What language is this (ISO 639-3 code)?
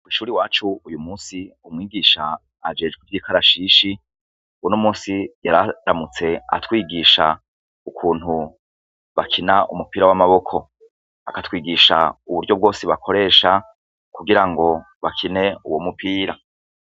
run